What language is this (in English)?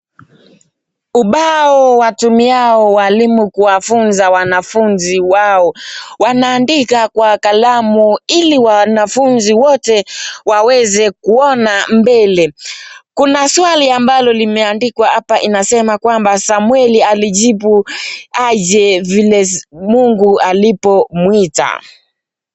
Swahili